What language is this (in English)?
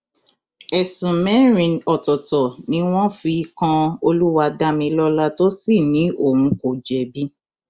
Yoruba